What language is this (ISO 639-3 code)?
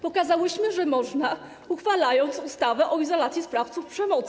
pol